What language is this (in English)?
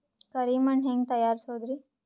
Kannada